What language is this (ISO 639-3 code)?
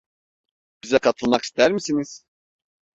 tur